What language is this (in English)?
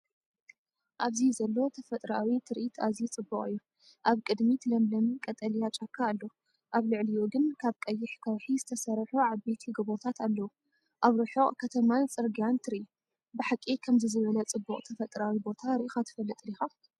Tigrinya